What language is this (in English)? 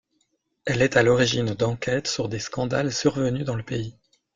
French